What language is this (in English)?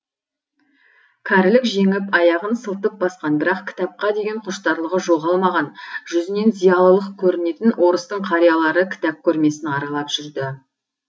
Kazakh